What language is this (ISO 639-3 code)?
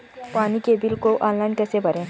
hin